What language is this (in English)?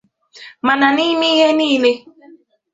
Igbo